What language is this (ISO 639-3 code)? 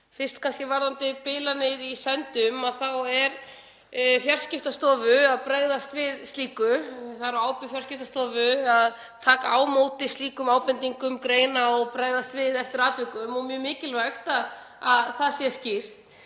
isl